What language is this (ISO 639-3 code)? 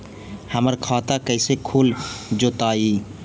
mag